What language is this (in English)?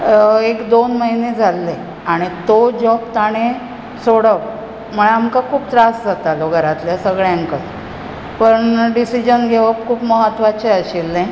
Konkani